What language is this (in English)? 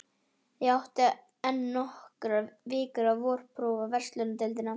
Icelandic